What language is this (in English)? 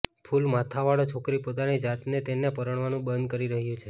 Gujarati